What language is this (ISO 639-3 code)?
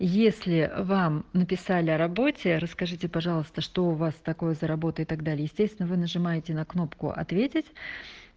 rus